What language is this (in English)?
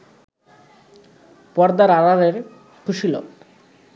Bangla